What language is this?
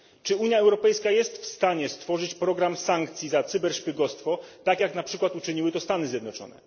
Polish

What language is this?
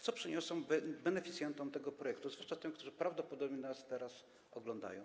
Polish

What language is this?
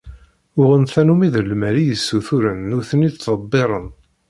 Kabyle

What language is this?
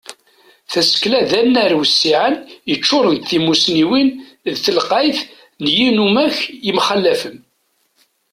Kabyle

